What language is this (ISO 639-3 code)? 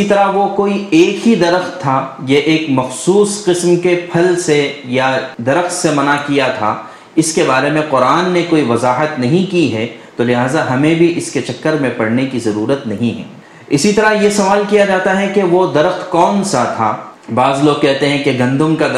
urd